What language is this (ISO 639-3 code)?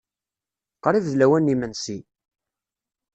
kab